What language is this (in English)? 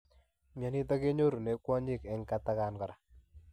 Kalenjin